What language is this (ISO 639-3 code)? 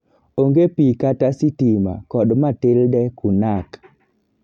luo